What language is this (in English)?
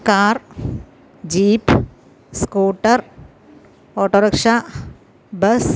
Malayalam